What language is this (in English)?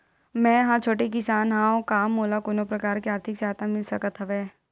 Chhattisgarhi